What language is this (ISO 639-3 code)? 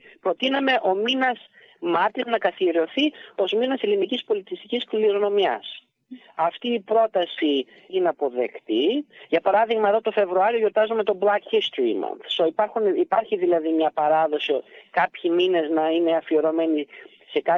ell